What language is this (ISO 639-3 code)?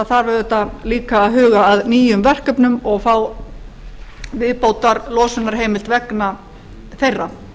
isl